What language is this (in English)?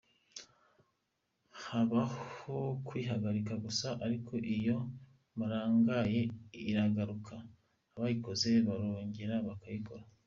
Kinyarwanda